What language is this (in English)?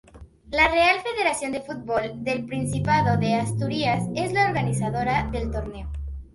Spanish